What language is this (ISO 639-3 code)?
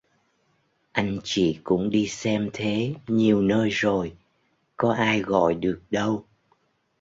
vie